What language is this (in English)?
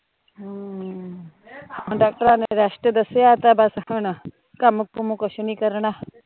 Punjabi